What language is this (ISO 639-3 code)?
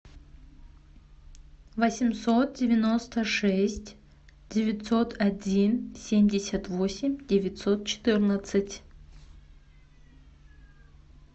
rus